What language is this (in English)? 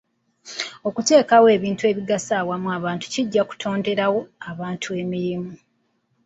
Ganda